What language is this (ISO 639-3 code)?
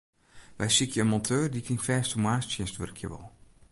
fry